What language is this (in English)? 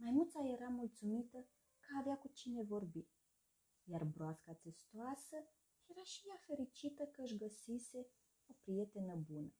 Romanian